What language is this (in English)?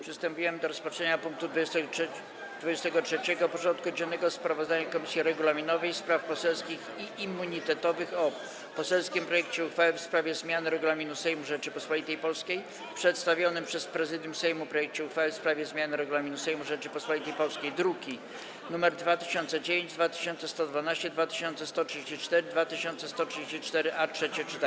Polish